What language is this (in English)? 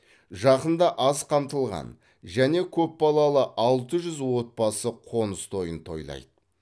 Kazakh